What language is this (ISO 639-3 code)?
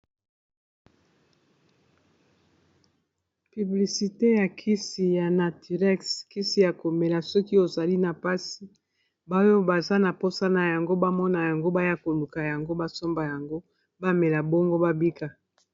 lin